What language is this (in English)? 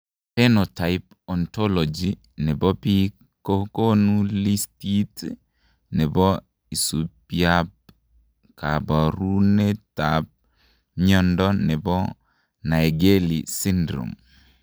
Kalenjin